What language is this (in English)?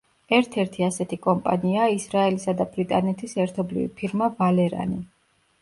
Georgian